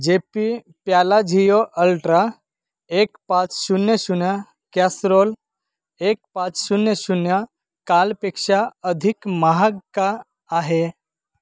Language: Marathi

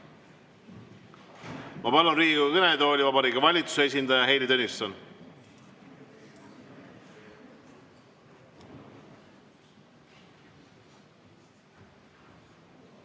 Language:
Estonian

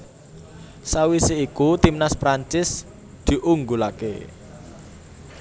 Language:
Javanese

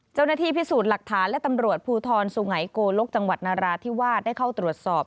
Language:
Thai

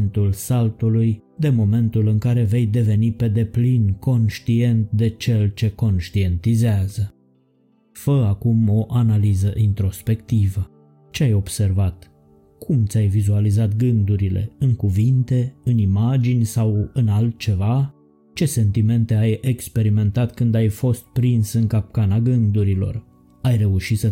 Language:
Romanian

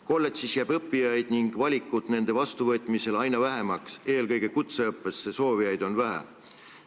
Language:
Estonian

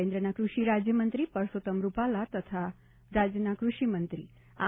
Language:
Gujarati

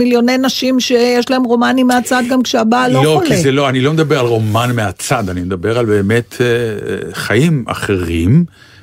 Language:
Hebrew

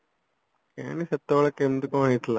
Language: Odia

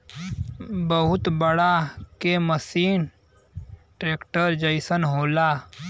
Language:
Bhojpuri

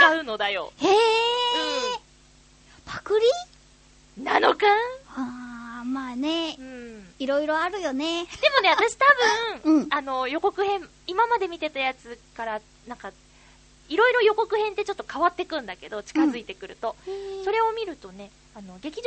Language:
Japanese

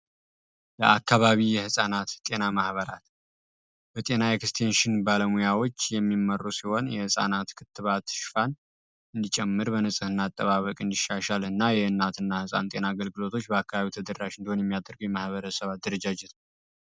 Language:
Amharic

